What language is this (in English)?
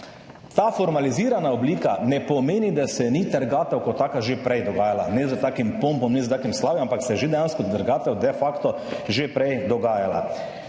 Slovenian